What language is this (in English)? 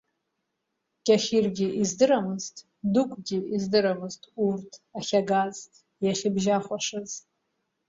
Abkhazian